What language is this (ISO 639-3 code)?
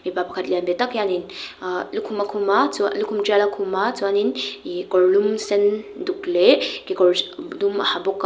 lus